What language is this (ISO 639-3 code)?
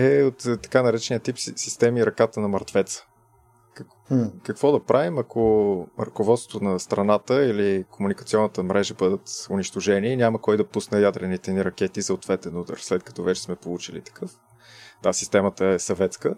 bul